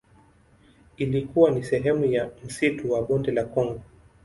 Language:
Swahili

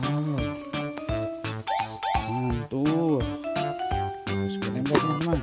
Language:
Indonesian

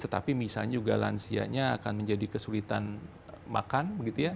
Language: Indonesian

